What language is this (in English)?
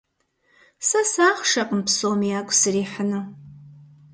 Kabardian